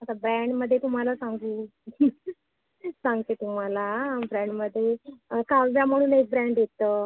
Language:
Marathi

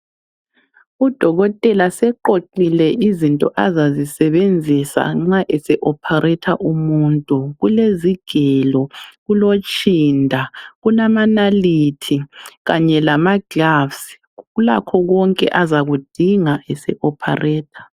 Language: North Ndebele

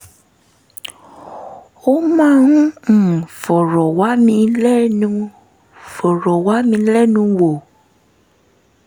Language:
Yoruba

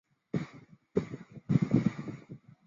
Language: Chinese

